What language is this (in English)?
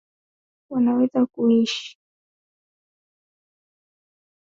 Swahili